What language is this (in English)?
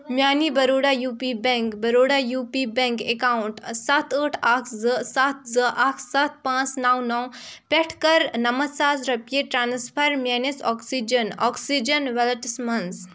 Kashmiri